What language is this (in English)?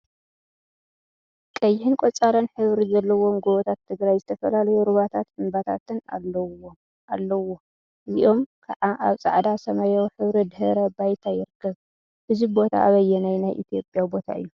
Tigrinya